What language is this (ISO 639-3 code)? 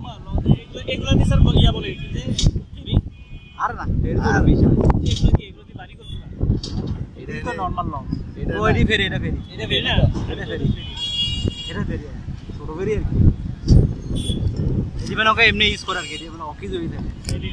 tha